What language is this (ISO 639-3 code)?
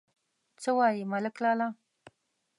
pus